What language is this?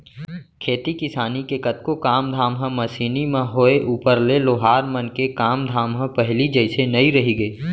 Chhattisgarhi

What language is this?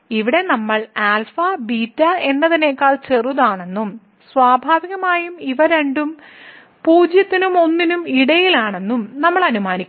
Malayalam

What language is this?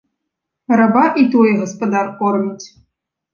Belarusian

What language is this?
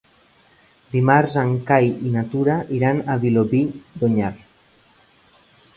Catalan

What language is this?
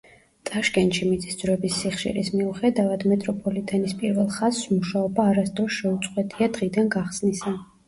Georgian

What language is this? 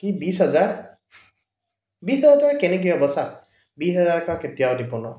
Assamese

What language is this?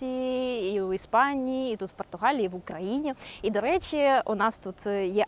Ukrainian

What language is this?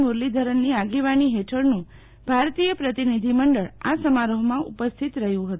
Gujarati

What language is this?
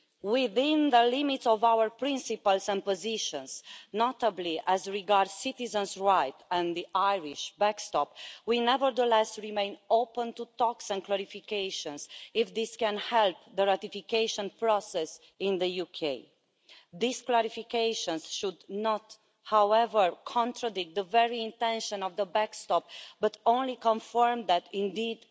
English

